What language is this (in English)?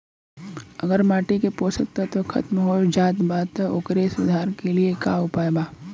Bhojpuri